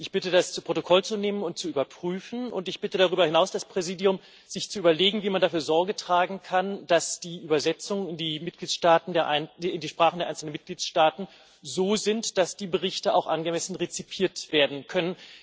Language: German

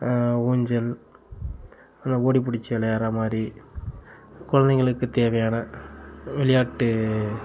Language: Tamil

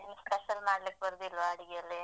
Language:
Kannada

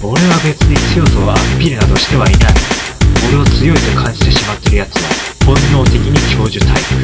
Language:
Japanese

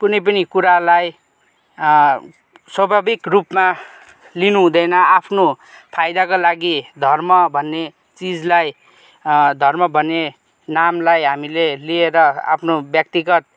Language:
Nepali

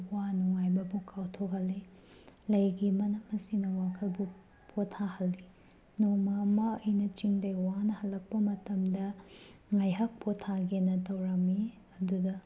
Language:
Manipuri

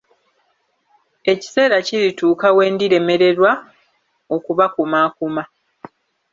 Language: Ganda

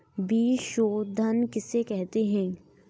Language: Hindi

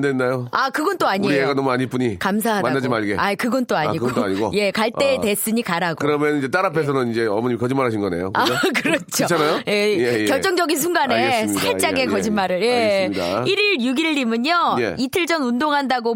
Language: Korean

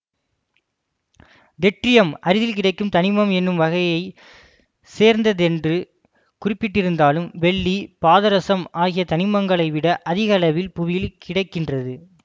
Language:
Tamil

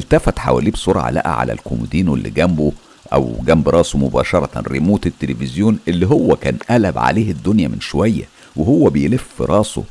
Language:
Arabic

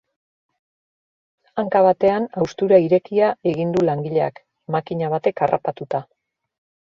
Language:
Basque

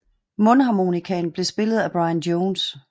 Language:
Danish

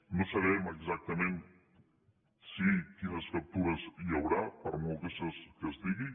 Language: Catalan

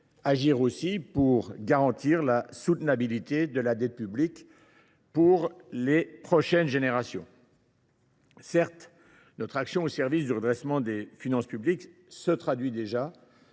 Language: French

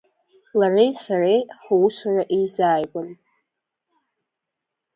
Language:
Abkhazian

